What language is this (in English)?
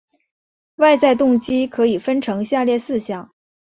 Chinese